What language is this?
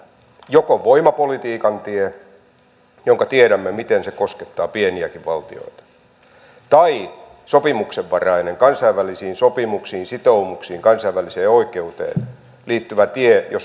Finnish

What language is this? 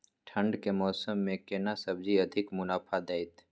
Maithili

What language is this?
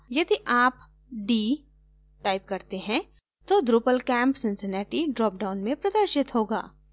Hindi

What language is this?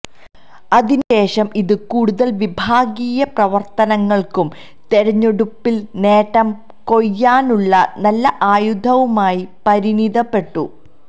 Malayalam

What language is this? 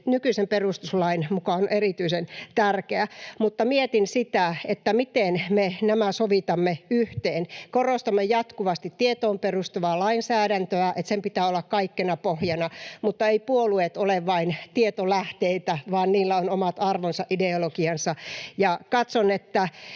Finnish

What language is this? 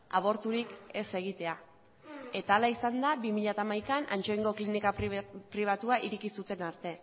Basque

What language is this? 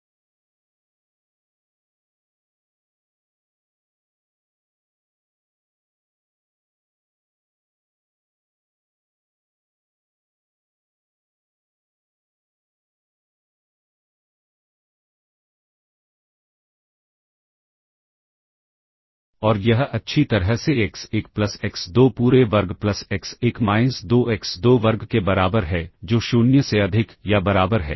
Hindi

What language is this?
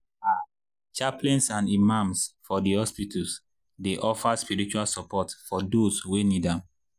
Nigerian Pidgin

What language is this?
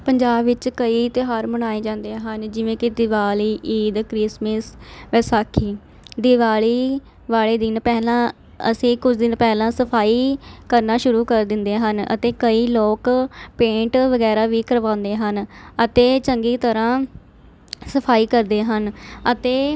Punjabi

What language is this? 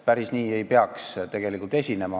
Estonian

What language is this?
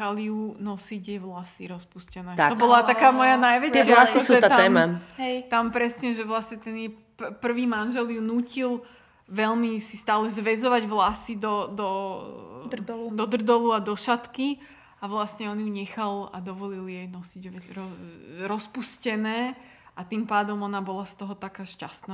Slovak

